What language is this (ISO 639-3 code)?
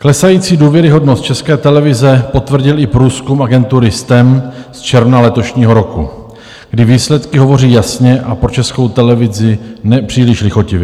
ces